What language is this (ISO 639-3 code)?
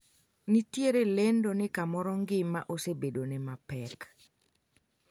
luo